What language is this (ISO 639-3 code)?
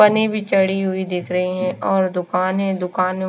hin